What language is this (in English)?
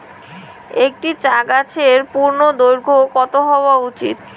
Bangla